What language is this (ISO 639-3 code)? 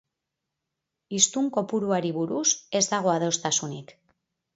eus